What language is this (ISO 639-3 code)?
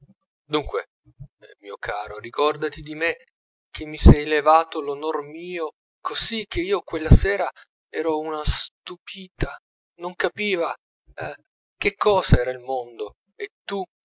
ita